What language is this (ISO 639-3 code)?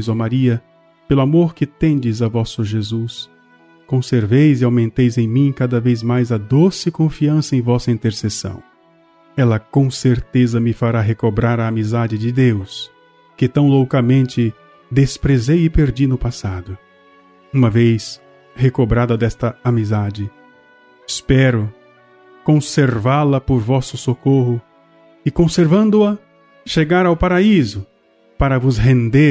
por